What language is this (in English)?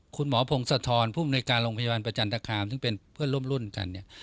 Thai